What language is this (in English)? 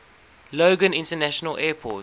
English